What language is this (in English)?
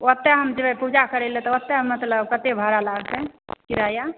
Maithili